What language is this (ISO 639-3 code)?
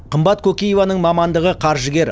kaz